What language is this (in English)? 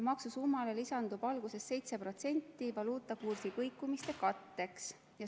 Estonian